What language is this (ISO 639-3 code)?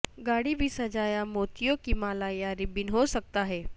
urd